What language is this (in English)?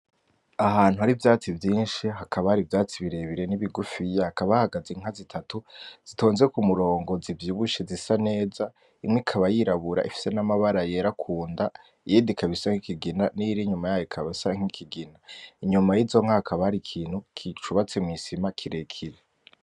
Rundi